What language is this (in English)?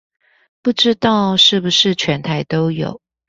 Chinese